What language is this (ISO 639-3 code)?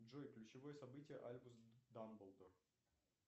rus